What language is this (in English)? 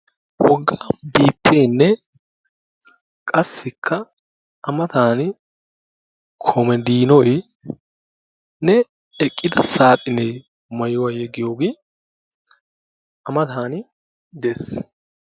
Wolaytta